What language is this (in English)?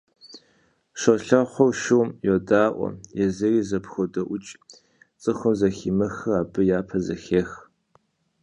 Kabardian